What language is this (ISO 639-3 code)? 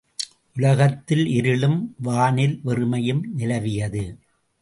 tam